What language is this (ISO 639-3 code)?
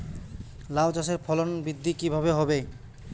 ben